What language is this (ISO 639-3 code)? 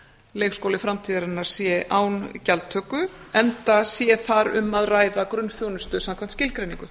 isl